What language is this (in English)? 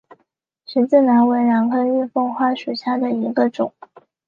Chinese